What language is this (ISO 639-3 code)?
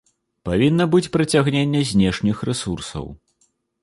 bel